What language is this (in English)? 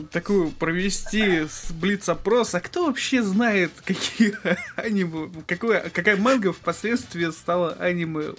Russian